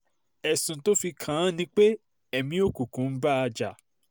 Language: Yoruba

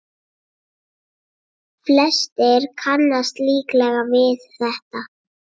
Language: Icelandic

